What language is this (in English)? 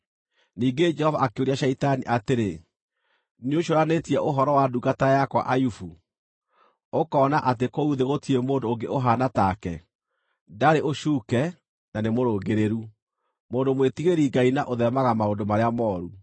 Kikuyu